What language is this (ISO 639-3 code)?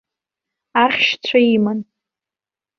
abk